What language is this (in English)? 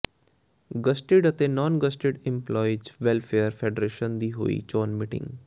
Punjabi